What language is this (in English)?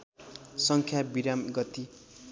Nepali